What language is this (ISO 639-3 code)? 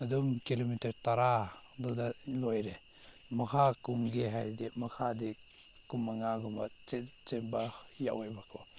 mni